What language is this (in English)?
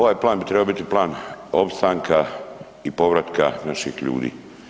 Croatian